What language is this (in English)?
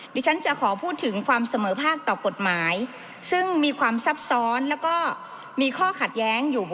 Thai